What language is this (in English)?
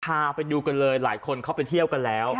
Thai